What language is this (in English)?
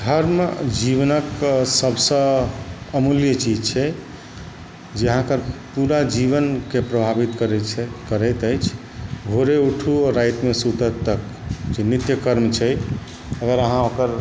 Maithili